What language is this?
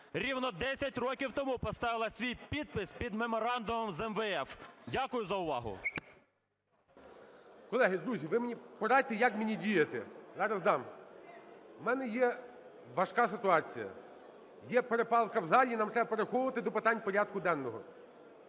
Ukrainian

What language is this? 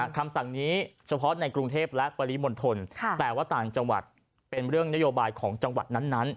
Thai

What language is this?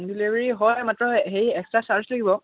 Assamese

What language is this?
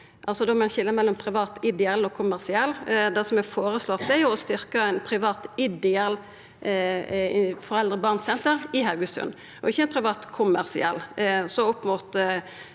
Norwegian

